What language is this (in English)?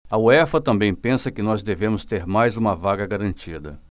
Portuguese